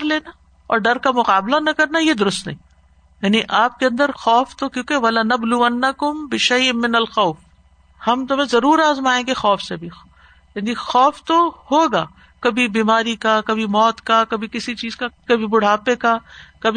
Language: Urdu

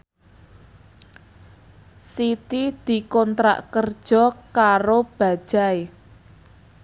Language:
Javanese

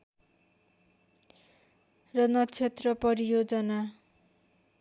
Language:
Nepali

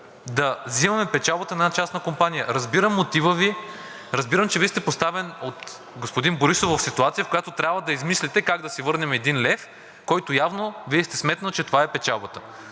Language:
Bulgarian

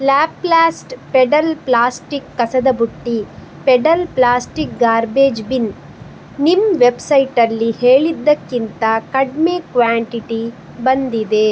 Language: Kannada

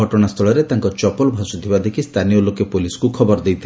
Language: Odia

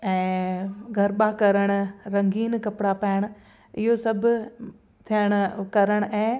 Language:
Sindhi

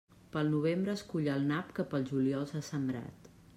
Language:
Catalan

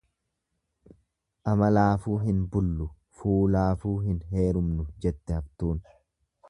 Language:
Oromo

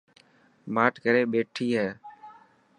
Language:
Dhatki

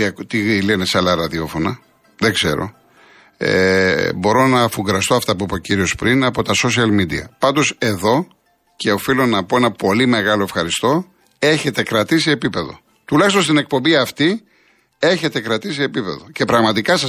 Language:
Greek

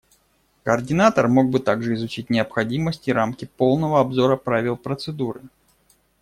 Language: Russian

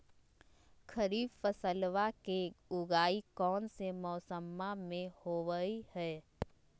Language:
Magahi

